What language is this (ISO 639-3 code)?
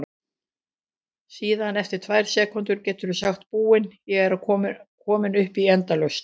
isl